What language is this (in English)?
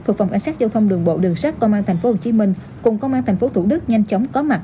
Vietnamese